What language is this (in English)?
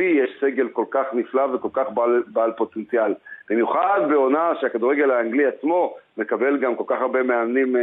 Hebrew